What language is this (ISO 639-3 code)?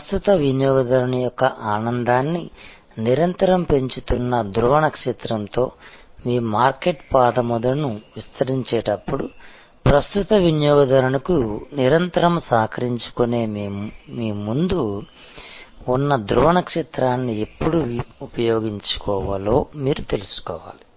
tel